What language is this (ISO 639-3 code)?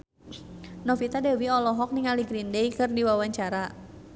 sun